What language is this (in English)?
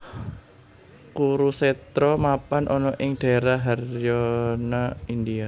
Javanese